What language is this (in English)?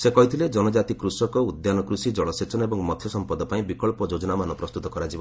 Odia